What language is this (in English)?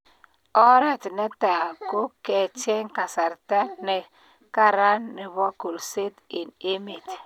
Kalenjin